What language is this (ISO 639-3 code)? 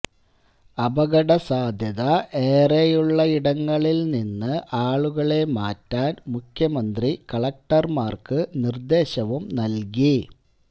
mal